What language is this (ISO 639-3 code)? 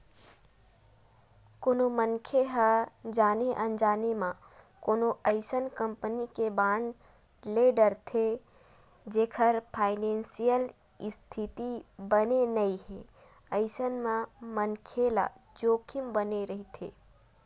hne